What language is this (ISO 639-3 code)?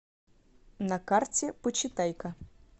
rus